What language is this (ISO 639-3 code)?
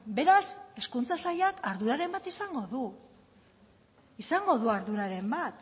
eus